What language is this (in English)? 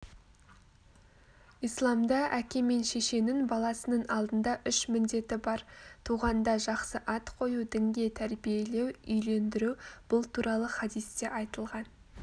Kazakh